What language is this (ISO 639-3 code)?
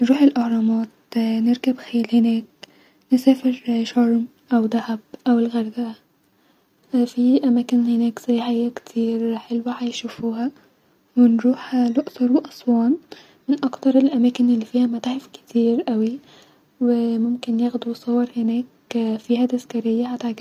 arz